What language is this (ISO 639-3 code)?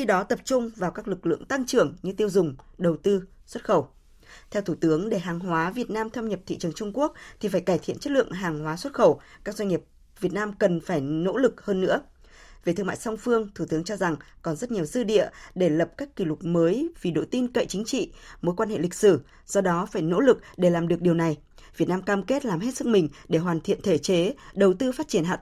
vie